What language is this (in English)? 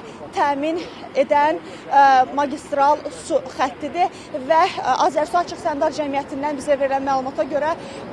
Turkish